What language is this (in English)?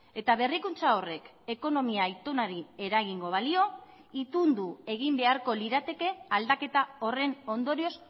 Basque